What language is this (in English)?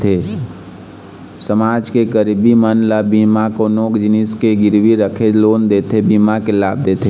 Chhattisgarhi